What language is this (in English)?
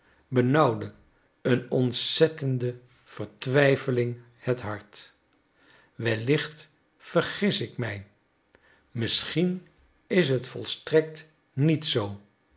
Dutch